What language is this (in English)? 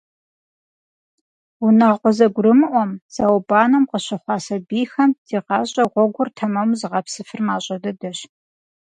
Kabardian